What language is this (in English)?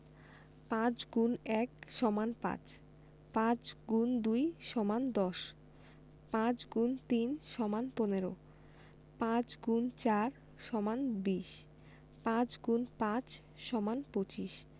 Bangla